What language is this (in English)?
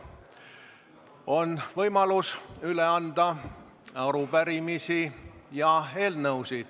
Estonian